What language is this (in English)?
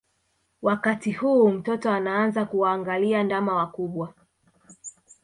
Swahili